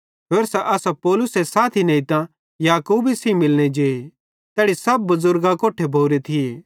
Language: Bhadrawahi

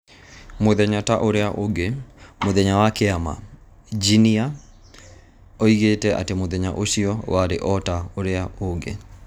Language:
Kikuyu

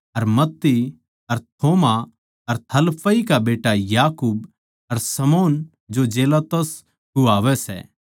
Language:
Haryanvi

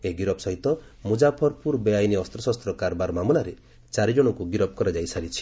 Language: Odia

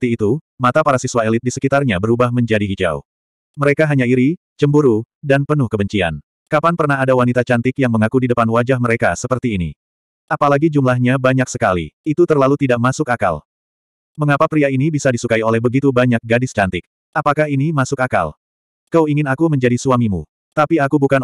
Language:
Indonesian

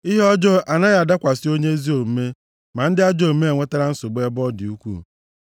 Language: Igbo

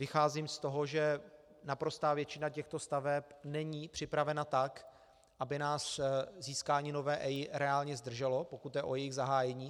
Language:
Czech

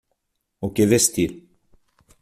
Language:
Portuguese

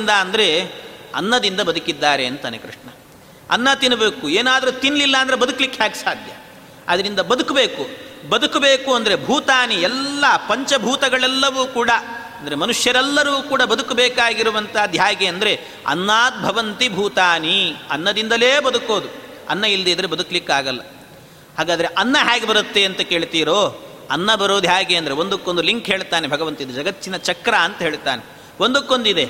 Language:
Kannada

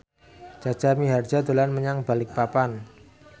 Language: Javanese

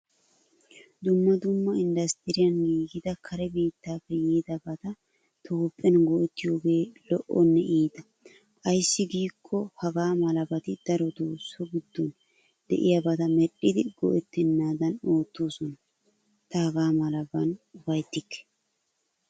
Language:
Wolaytta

